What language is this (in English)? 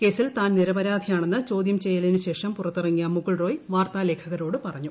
Malayalam